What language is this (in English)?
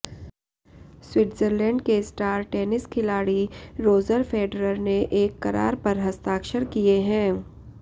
Hindi